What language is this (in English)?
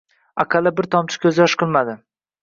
Uzbek